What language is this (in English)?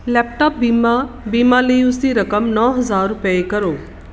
Punjabi